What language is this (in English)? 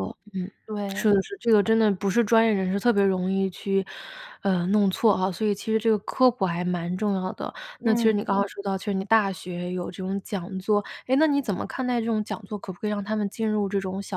Chinese